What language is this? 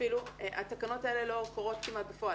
Hebrew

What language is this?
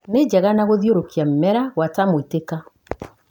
Kikuyu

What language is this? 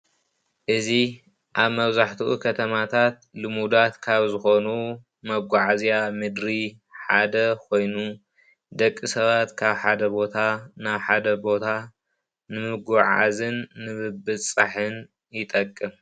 Tigrinya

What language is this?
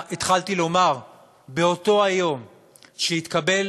Hebrew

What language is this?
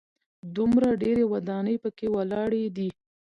Pashto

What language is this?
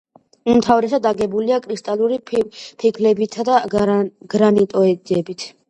Georgian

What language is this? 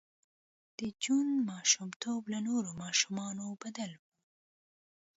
Pashto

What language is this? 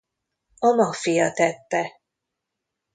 Hungarian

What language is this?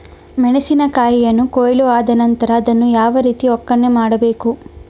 Kannada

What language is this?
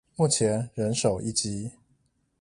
Chinese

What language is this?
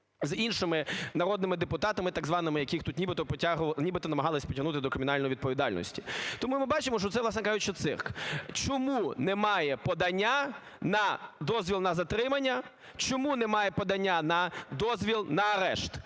Ukrainian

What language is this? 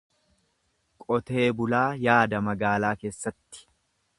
Oromo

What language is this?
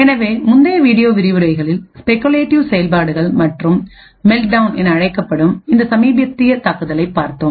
Tamil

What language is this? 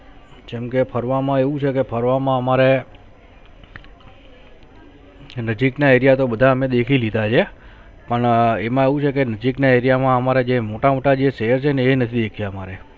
Gujarati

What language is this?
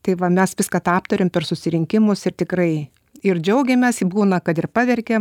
Lithuanian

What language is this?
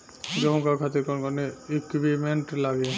Bhojpuri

